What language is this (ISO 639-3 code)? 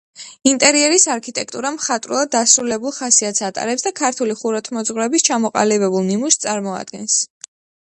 kat